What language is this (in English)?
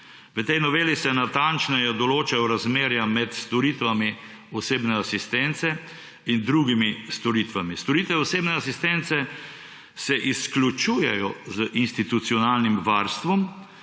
Slovenian